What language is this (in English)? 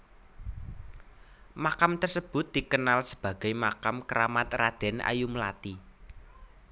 Javanese